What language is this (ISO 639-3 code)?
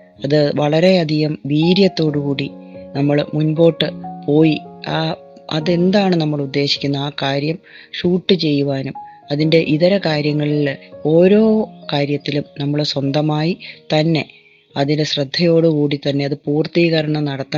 mal